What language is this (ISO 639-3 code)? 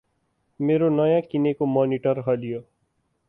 nep